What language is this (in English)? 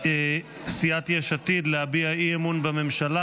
Hebrew